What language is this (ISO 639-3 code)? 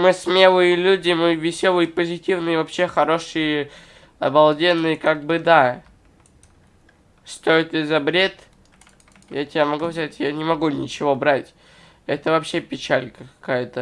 rus